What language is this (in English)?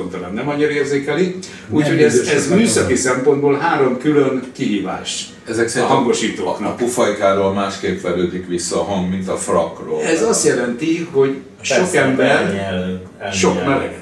Hungarian